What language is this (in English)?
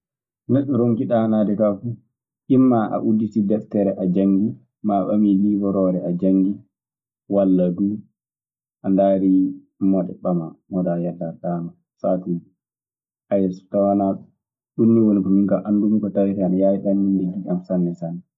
Maasina Fulfulde